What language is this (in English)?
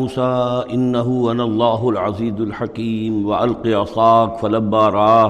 Urdu